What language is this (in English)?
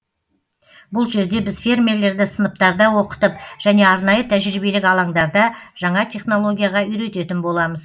Kazakh